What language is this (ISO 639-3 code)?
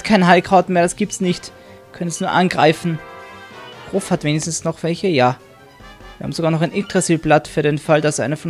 deu